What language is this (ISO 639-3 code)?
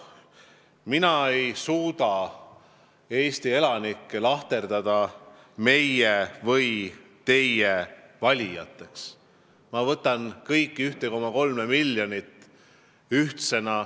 est